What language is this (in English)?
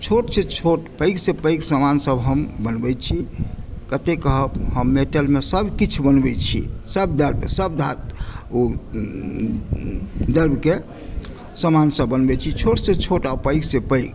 Maithili